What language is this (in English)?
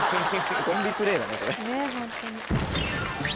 Japanese